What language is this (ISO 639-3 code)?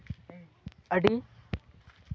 sat